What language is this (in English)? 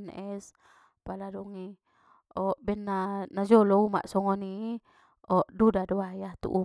Batak Mandailing